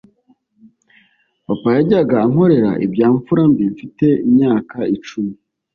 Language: Kinyarwanda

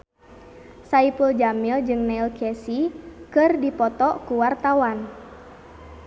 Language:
Sundanese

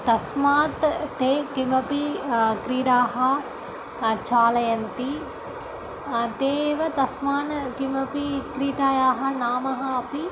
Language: Sanskrit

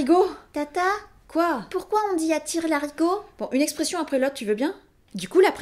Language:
French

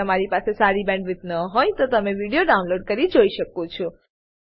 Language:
Gujarati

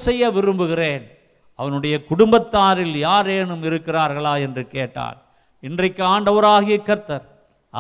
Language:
Tamil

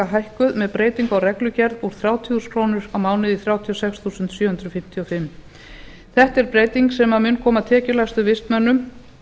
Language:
Icelandic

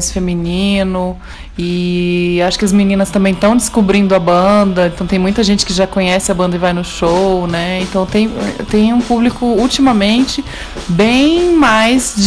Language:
Portuguese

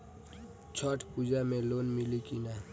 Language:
Bhojpuri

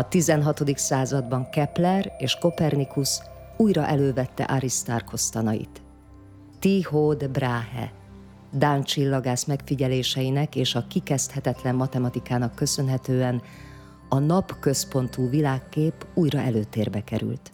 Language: Hungarian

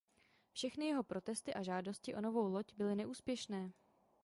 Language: Czech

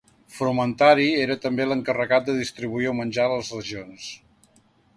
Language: Catalan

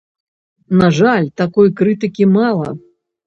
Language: Belarusian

